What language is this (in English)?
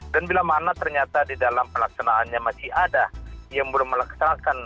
Indonesian